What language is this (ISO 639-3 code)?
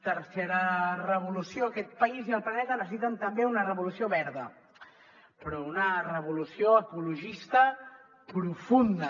cat